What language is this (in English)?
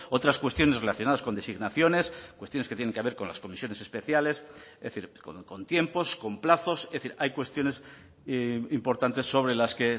Spanish